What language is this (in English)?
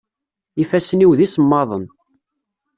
Kabyle